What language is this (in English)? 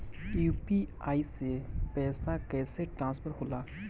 Bhojpuri